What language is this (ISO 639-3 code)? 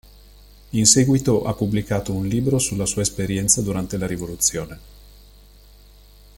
ita